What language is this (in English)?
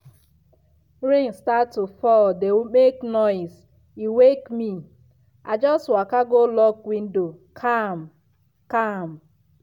Nigerian Pidgin